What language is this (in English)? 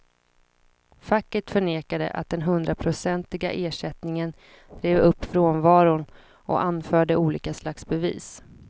Swedish